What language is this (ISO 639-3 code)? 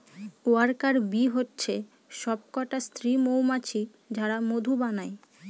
ben